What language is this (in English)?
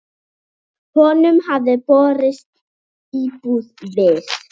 Icelandic